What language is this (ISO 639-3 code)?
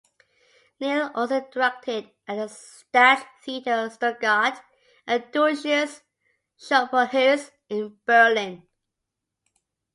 eng